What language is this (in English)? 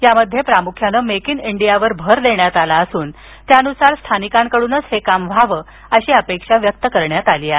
Marathi